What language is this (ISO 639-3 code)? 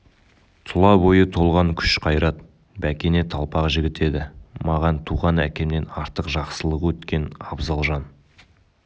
kaz